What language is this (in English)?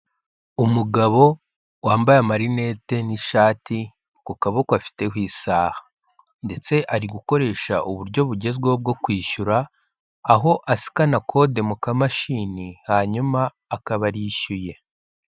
Kinyarwanda